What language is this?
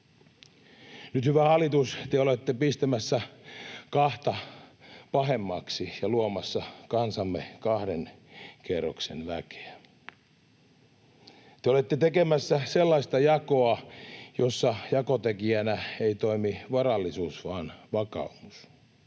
Finnish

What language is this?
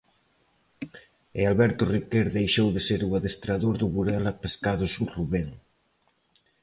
Galician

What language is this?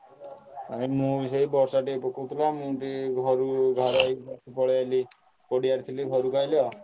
Odia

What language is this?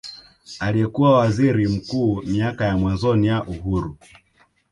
Swahili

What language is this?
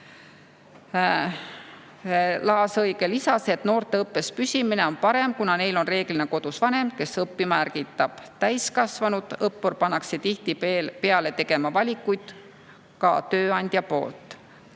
Estonian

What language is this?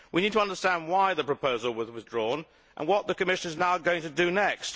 English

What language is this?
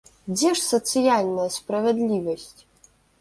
Belarusian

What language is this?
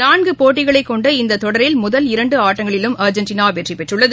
Tamil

